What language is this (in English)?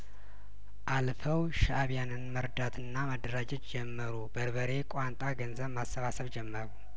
Amharic